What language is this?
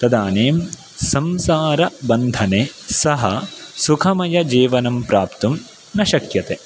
Sanskrit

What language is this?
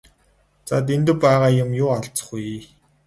Mongolian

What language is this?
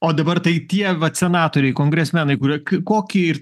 Lithuanian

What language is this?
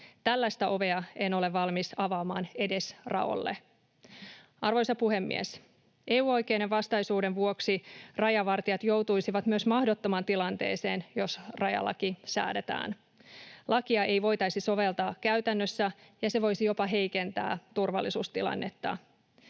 Finnish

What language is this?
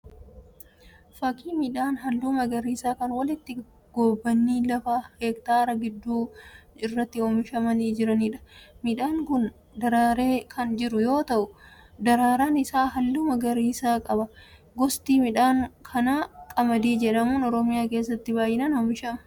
Oromo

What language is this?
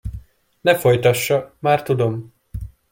Hungarian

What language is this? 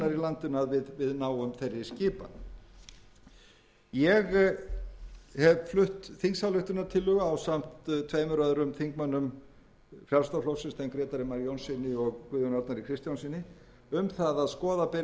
Icelandic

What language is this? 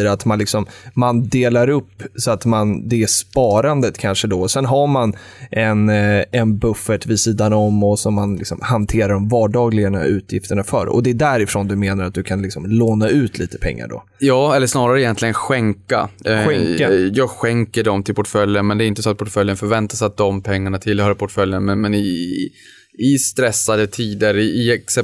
Swedish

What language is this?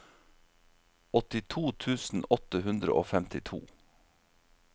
Norwegian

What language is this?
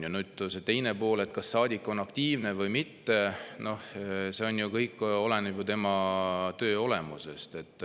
Estonian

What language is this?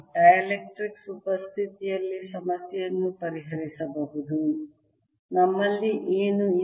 Kannada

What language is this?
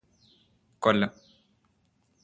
Malayalam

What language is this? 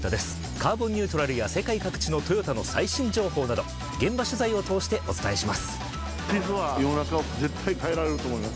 Japanese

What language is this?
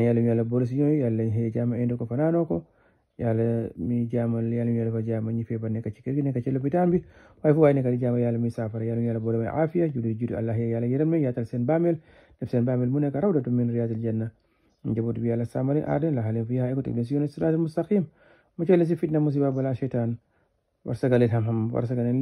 Arabic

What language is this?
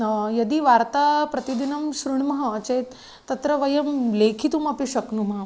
Sanskrit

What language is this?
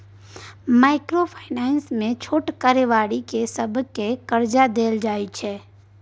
Maithili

